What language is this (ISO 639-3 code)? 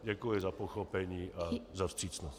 ces